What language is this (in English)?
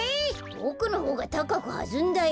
Japanese